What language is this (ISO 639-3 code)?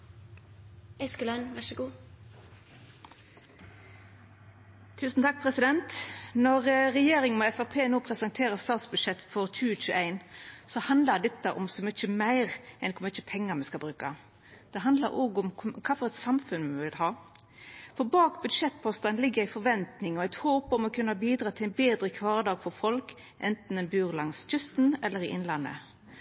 nno